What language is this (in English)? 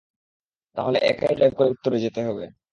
Bangla